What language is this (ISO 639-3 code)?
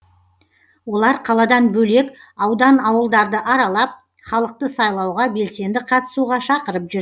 kaz